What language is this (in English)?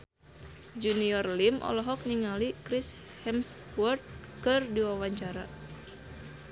Sundanese